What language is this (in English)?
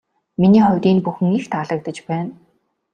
Mongolian